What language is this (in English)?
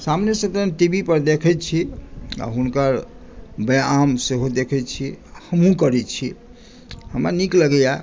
Maithili